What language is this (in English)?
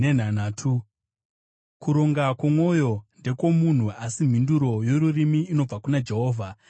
Shona